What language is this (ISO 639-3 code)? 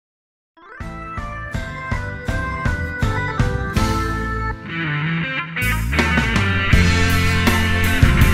tha